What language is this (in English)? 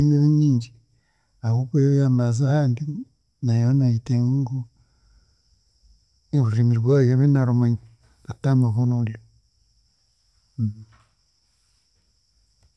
Chiga